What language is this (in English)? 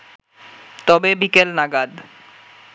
Bangla